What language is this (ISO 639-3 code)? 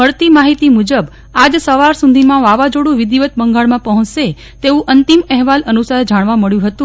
guj